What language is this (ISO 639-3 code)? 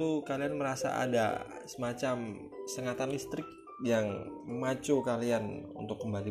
ind